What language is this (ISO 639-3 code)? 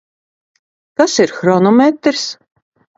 lav